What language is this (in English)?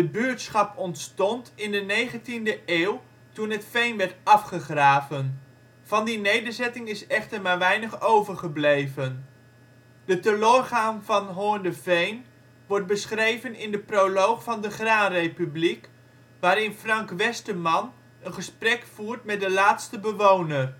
Dutch